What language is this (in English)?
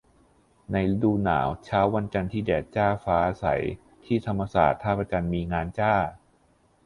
Thai